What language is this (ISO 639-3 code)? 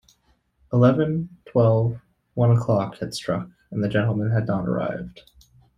eng